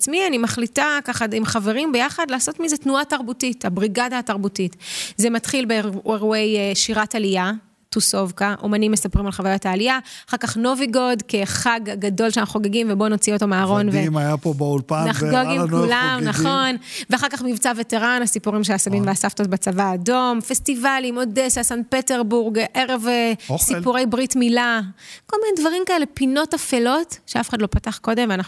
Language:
Hebrew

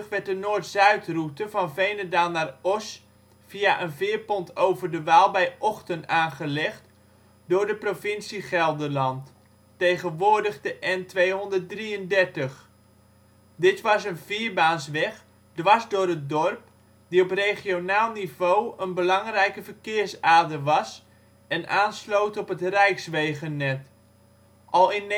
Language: Dutch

